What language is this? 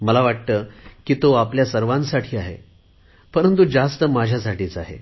Marathi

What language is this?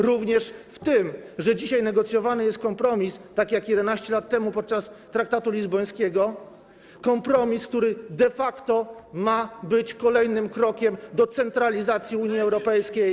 Polish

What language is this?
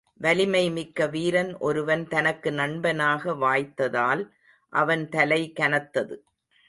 Tamil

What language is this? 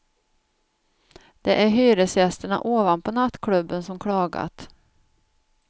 Swedish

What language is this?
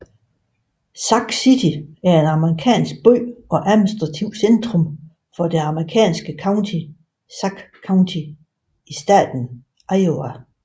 Danish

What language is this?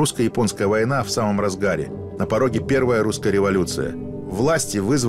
Russian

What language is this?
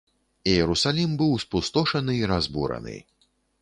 Belarusian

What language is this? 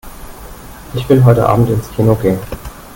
German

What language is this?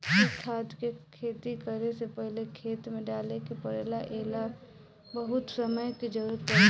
Bhojpuri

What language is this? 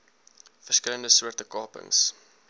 Afrikaans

